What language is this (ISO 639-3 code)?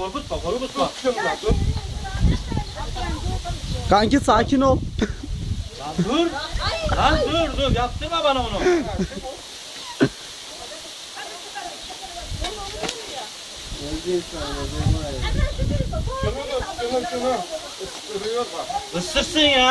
tur